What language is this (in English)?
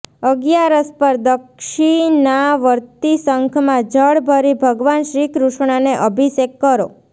Gujarati